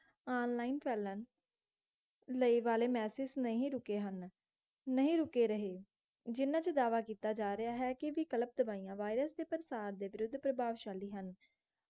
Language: Punjabi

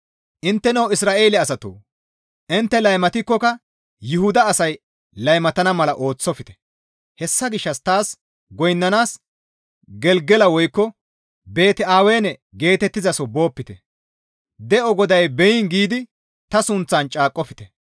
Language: Gamo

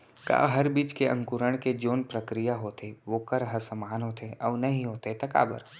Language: Chhattisgarhi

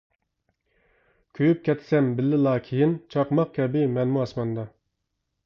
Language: Uyghur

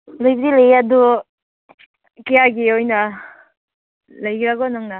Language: Manipuri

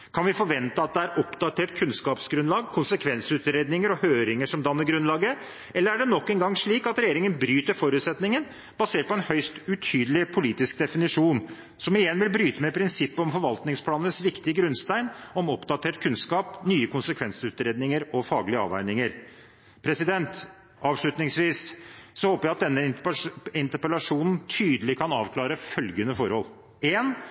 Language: Norwegian Bokmål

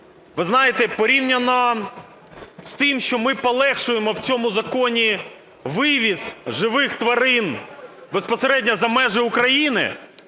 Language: Ukrainian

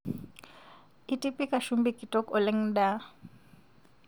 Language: Masai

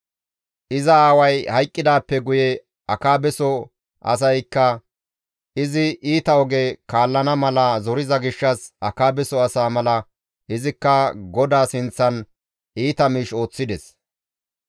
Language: Gamo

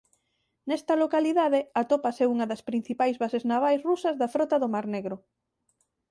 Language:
Galician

